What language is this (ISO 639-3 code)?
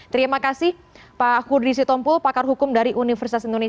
ind